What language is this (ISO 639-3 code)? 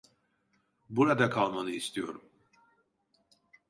tur